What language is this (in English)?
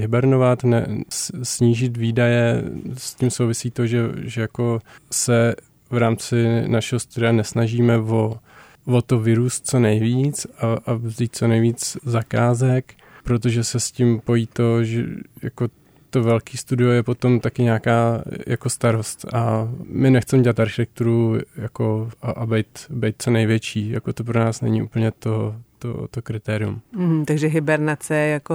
Czech